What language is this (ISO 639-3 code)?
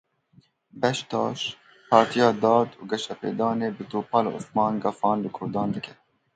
kur